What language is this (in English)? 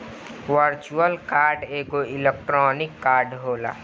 Bhojpuri